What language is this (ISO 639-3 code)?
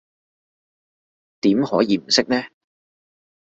yue